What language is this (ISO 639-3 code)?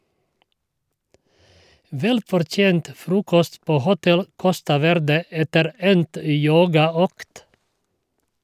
nor